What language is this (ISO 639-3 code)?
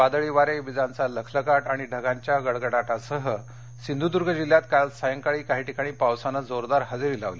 mar